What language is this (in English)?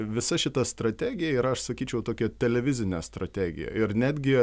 Lithuanian